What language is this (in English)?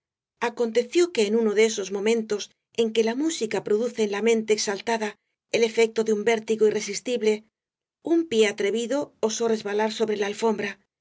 Spanish